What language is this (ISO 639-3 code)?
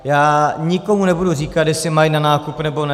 ces